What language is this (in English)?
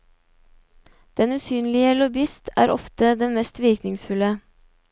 Norwegian